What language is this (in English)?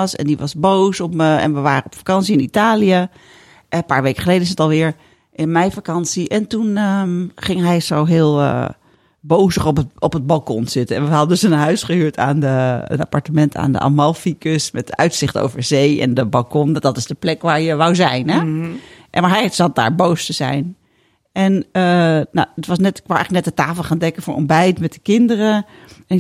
Dutch